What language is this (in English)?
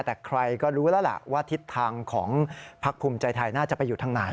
Thai